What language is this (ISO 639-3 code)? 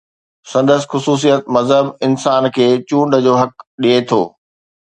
snd